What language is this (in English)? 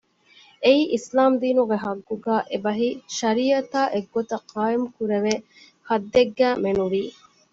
Divehi